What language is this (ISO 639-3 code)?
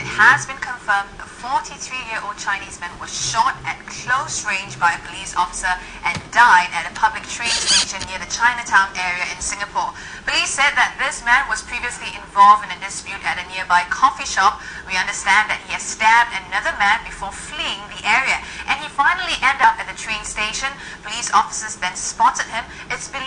eng